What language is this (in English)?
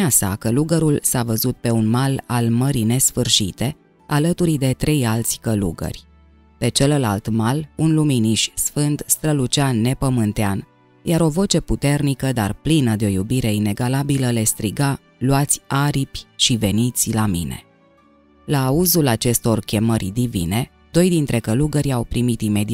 Romanian